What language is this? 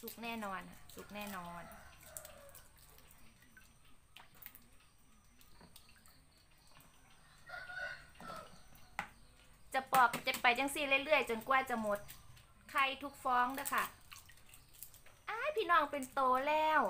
Thai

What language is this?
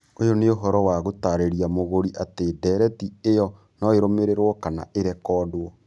Kikuyu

